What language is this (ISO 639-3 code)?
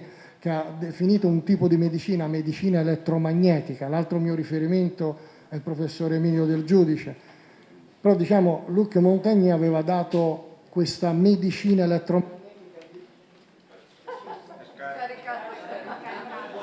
ita